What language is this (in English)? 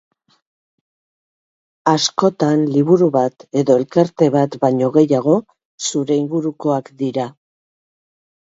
Basque